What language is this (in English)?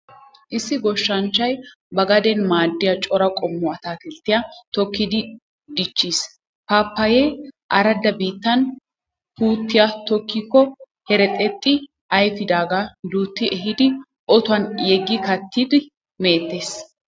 Wolaytta